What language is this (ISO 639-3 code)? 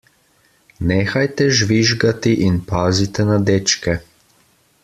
slv